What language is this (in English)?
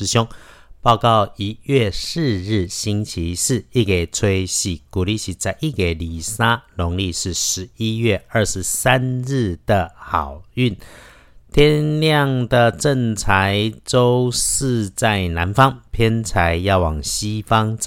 Chinese